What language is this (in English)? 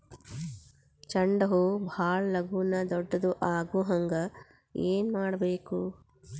Kannada